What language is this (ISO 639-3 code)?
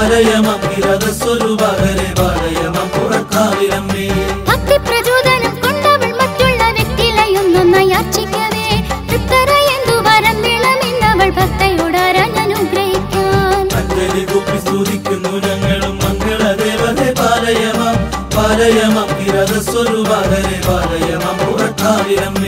mal